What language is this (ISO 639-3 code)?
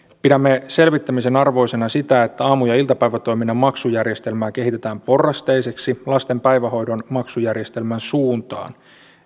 fin